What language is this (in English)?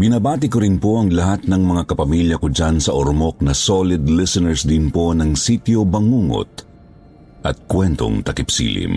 Filipino